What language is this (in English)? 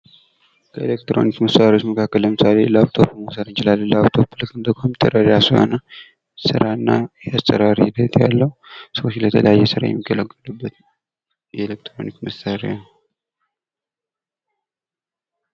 Amharic